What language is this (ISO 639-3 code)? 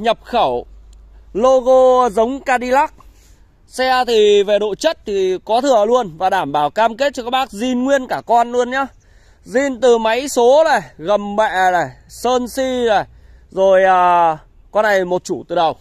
vie